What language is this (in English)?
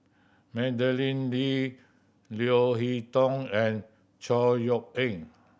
English